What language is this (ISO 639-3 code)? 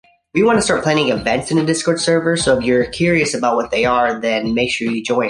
spa